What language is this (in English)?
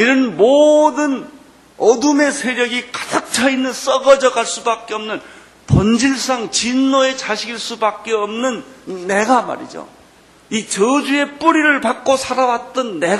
Korean